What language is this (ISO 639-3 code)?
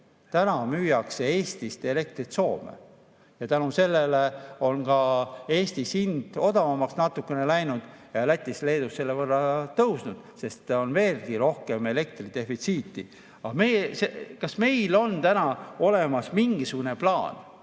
est